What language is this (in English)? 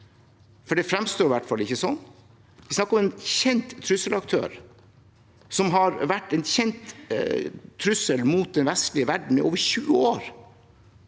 Norwegian